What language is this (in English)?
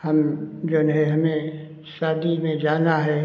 Hindi